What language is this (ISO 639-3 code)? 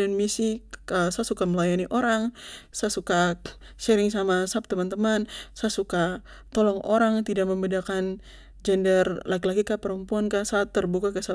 pmy